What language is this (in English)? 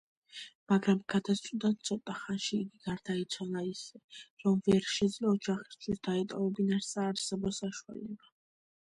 Georgian